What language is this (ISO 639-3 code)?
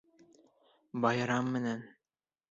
bak